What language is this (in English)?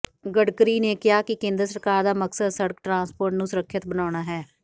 Punjabi